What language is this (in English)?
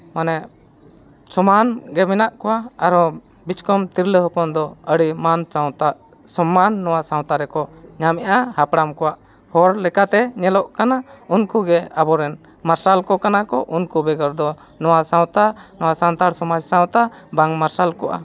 Santali